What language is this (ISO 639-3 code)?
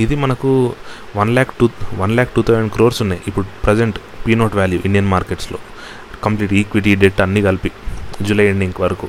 tel